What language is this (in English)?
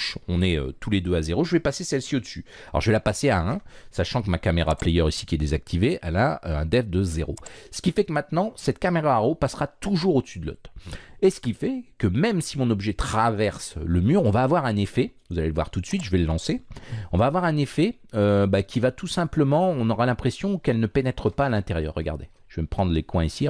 French